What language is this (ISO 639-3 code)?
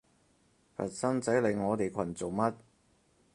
yue